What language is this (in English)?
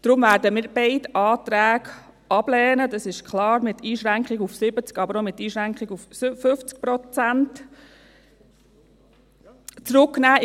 Swiss German